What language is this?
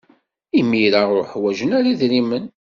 Kabyle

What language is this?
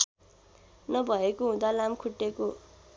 Nepali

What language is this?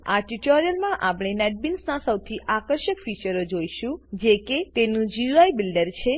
Gujarati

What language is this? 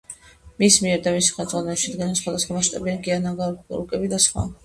Georgian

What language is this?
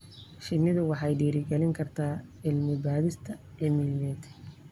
Somali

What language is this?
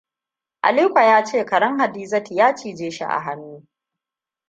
Hausa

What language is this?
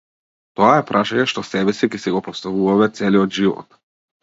Macedonian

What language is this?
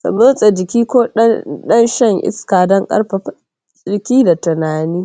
Hausa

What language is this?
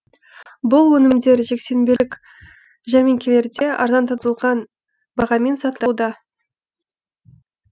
Kazakh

